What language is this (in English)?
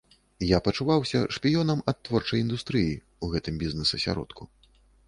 Belarusian